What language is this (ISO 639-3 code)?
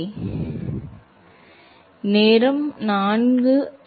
tam